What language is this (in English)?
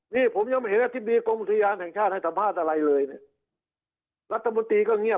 Thai